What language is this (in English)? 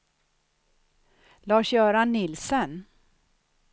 Swedish